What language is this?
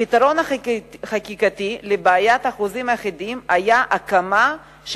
Hebrew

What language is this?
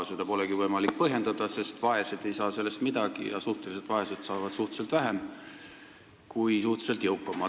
Estonian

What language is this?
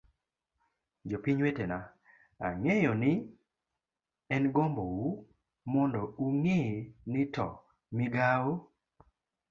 Luo (Kenya and Tanzania)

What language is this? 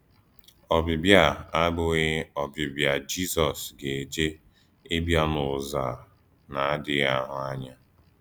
Igbo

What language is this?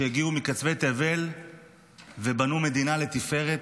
Hebrew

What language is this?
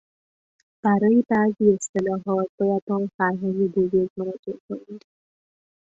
Persian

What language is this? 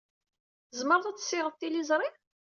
Kabyle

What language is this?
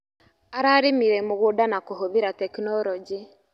Kikuyu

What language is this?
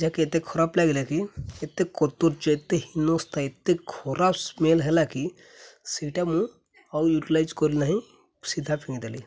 Odia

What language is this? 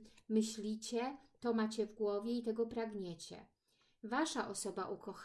Polish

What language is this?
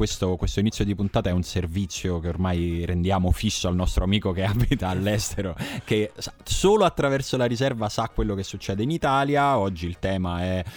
Italian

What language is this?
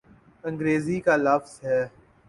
Urdu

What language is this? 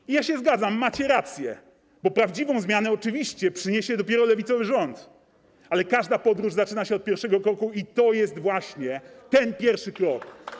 Polish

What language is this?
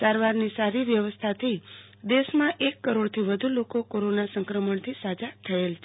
Gujarati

